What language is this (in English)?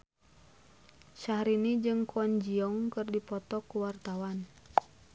Sundanese